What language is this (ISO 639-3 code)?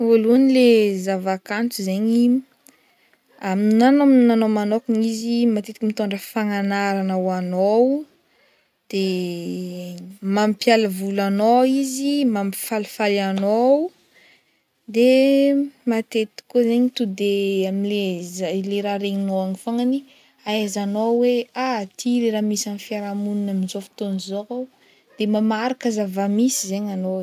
bmm